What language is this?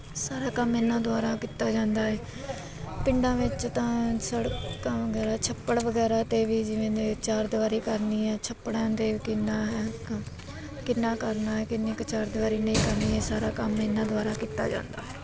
Punjabi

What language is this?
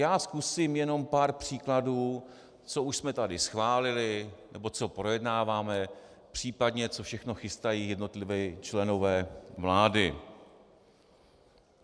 Czech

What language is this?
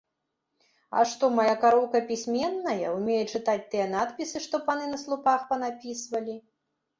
Belarusian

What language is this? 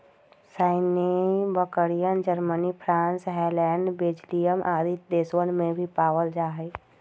Magahi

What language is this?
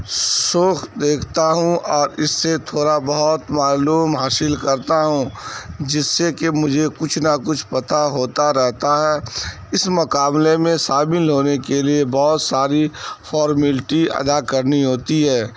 Urdu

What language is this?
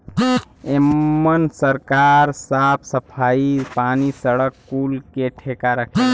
Bhojpuri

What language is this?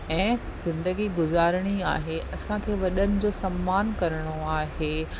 Sindhi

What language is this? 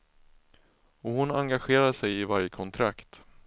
Swedish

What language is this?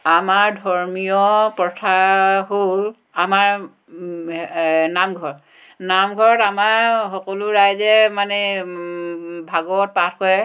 Assamese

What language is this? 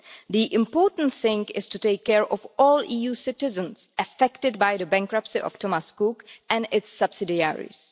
English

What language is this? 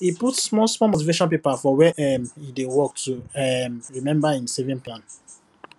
Nigerian Pidgin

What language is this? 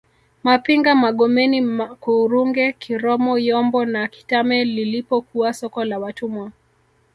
Swahili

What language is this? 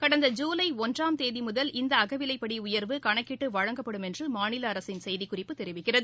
Tamil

